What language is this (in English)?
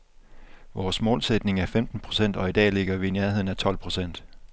Danish